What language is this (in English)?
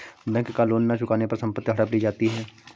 Hindi